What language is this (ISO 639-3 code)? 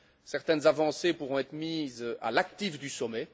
fra